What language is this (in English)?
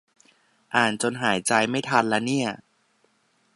Thai